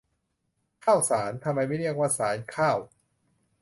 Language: Thai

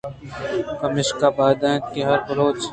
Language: Eastern Balochi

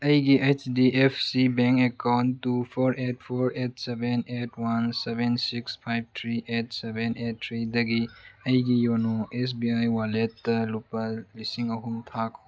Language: Manipuri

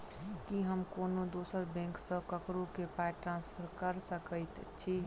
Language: Maithili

